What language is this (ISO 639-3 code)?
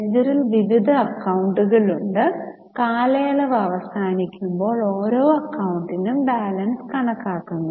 mal